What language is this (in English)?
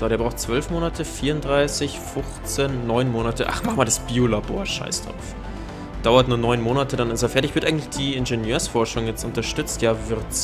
German